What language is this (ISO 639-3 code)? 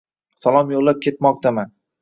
uzb